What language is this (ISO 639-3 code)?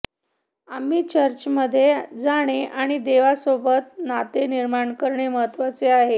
mar